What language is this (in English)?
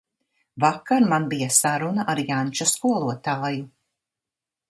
Latvian